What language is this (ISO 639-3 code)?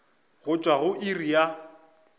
nso